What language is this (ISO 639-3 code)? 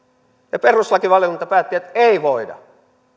fin